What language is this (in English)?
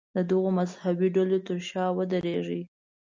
Pashto